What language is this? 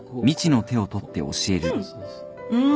Japanese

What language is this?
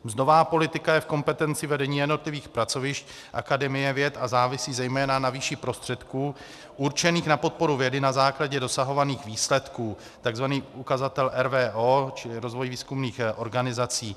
Czech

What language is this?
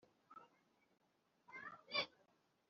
Kinyarwanda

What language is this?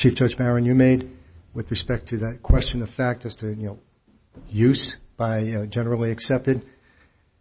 English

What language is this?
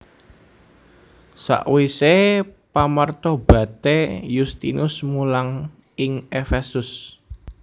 Javanese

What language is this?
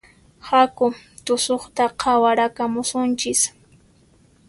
Puno Quechua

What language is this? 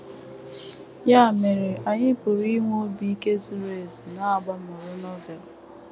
Igbo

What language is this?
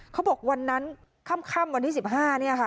Thai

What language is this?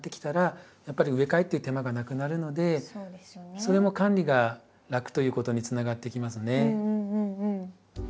Japanese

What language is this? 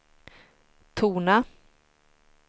Swedish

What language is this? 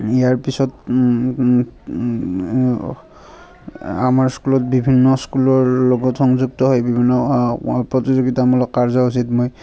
Assamese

